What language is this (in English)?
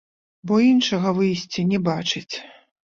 Belarusian